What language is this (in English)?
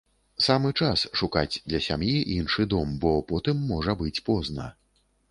Belarusian